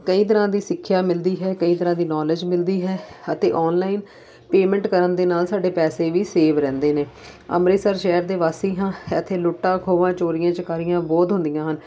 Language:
Punjabi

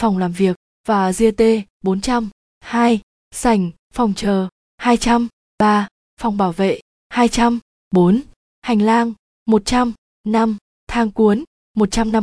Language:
Vietnamese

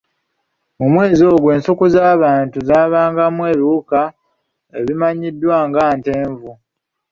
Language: Ganda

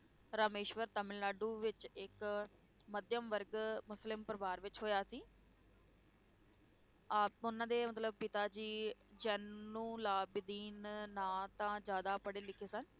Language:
Punjabi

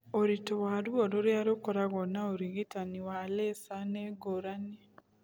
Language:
Kikuyu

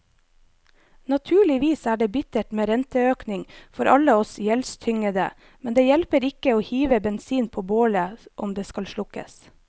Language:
Norwegian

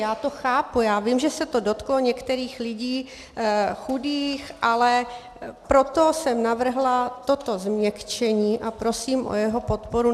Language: Czech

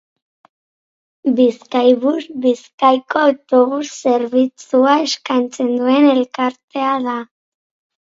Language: Basque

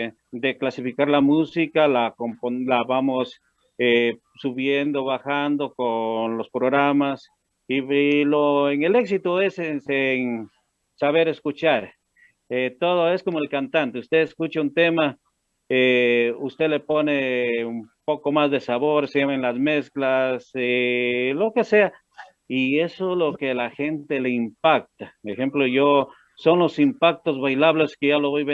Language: Spanish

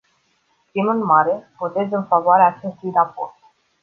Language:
Romanian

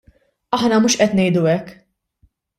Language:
Maltese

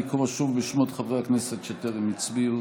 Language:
Hebrew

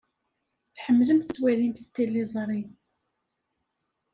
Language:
Kabyle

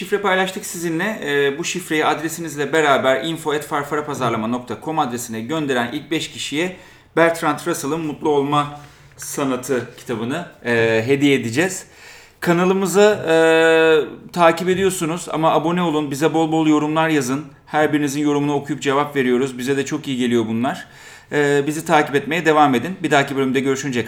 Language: Turkish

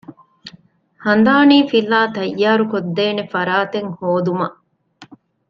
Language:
Divehi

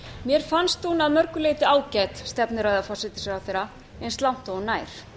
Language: Icelandic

